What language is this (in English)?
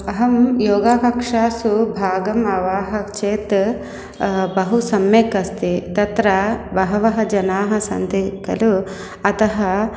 Sanskrit